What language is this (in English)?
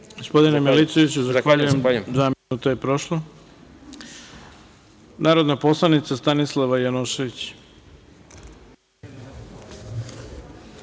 Serbian